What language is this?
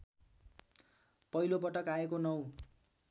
Nepali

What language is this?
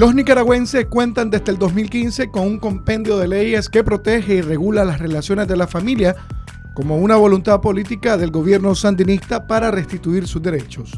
Spanish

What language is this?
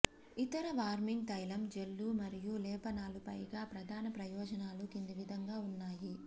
Telugu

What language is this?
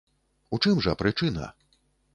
Belarusian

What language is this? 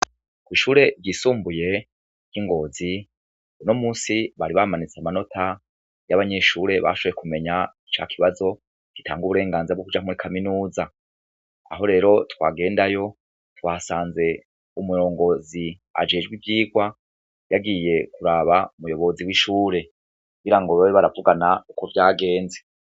Rundi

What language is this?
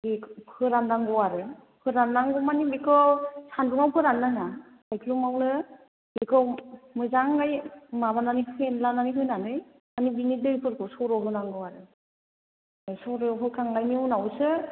Bodo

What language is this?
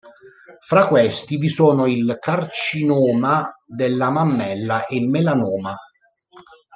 Italian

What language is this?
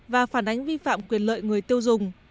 Vietnamese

